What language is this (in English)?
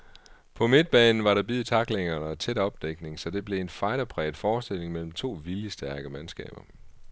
Danish